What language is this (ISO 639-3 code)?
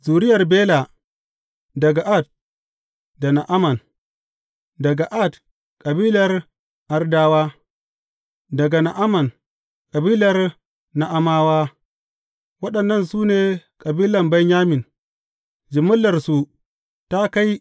hau